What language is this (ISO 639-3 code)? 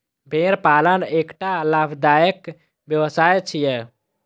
mai